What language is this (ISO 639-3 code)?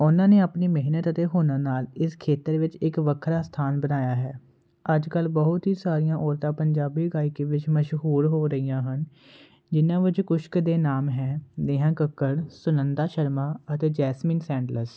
pan